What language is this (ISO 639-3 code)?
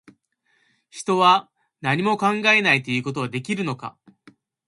jpn